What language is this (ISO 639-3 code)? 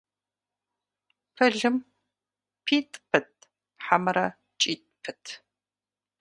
kbd